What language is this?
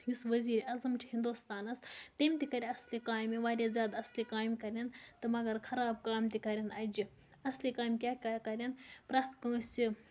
Kashmiri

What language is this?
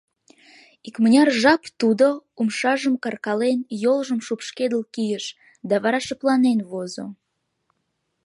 Mari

